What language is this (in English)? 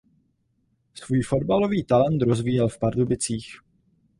Czech